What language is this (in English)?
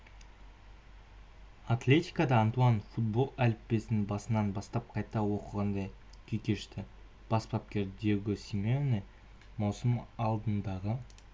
Kazakh